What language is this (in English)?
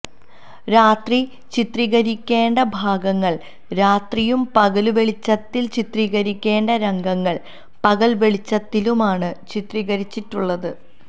Malayalam